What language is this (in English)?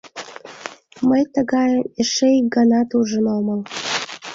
Mari